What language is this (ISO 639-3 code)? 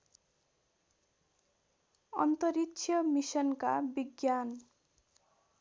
nep